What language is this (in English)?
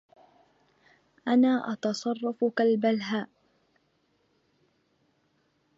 Arabic